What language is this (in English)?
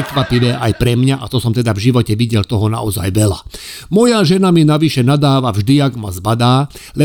Slovak